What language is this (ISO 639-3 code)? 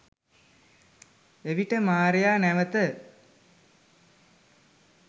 sin